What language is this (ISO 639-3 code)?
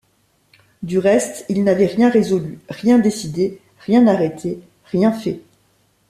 fra